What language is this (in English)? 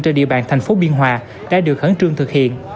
Vietnamese